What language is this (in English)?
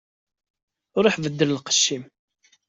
Kabyle